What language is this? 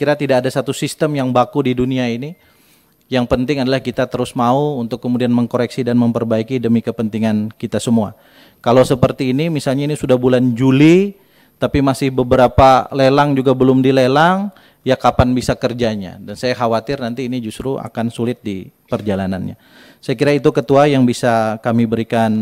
Indonesian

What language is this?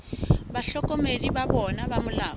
Southern Sotho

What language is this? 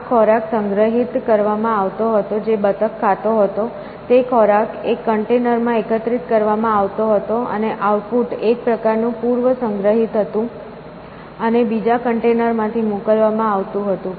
Gujarati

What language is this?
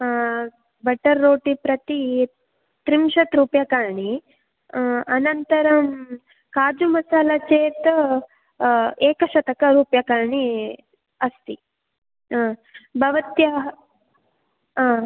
Sanskrit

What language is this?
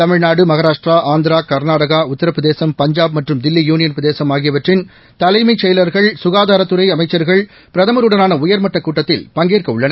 Tamil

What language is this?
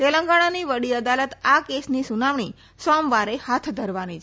Gujarati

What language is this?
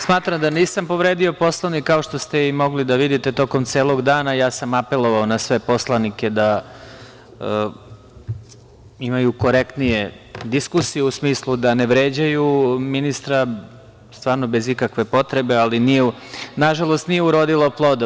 Serbian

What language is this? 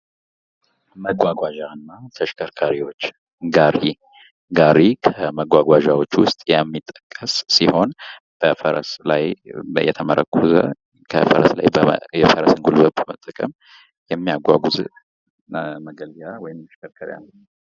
Amharic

